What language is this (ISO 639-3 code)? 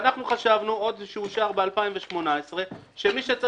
heb